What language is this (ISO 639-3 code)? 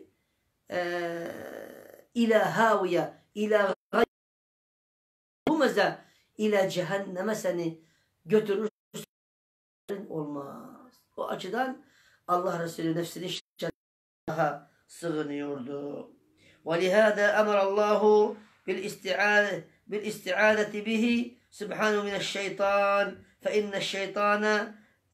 tur